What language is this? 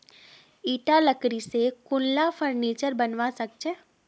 Magahi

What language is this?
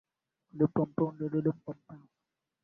Swahili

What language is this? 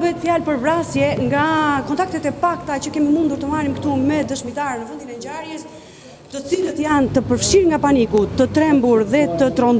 Romanian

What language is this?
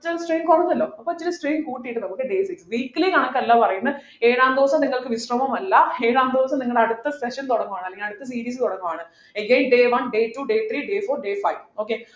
Malayalam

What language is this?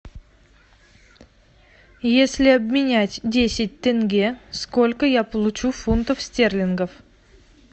Russian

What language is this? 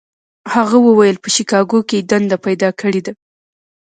Pashto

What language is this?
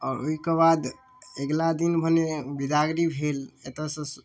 Maithili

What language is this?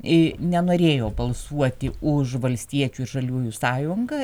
Lithuanian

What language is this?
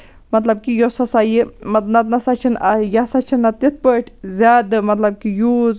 Kashmiri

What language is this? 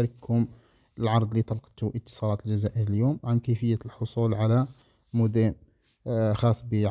Arabic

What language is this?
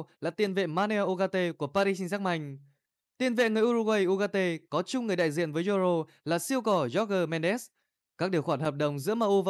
Vietnamese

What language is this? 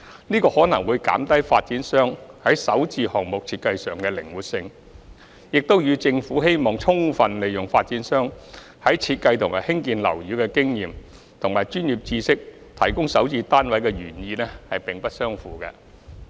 Cantonese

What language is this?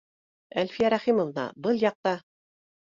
Bashkir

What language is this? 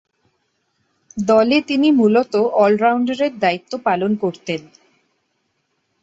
Bangla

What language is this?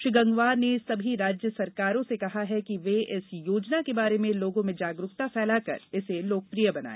Hindi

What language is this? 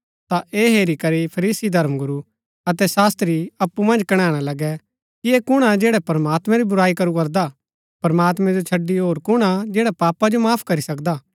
Gaddi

